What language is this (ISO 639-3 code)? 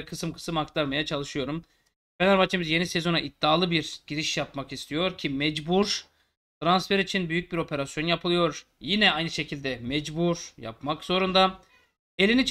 tur